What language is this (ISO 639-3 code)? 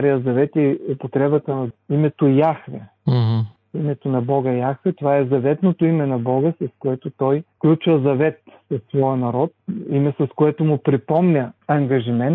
bul